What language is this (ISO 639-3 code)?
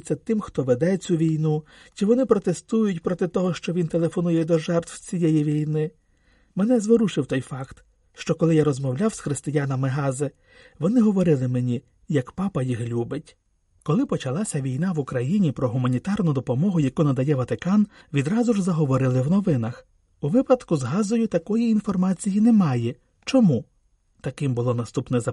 ukr